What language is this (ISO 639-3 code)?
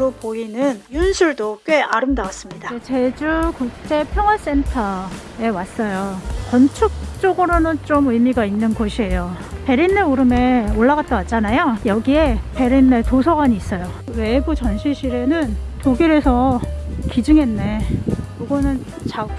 kor